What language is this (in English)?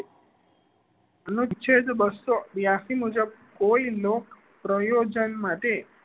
Gujarati